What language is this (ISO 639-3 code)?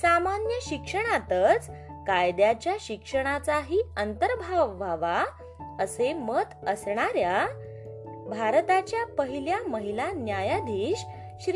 mar